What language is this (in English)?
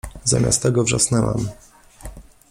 Polish